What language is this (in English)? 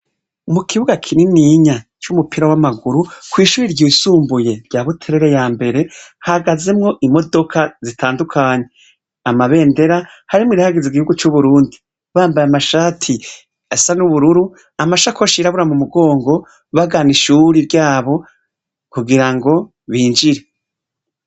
Rundi